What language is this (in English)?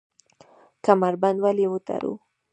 Pashto